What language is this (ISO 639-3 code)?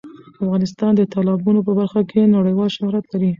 pus